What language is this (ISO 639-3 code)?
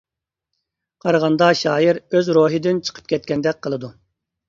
uig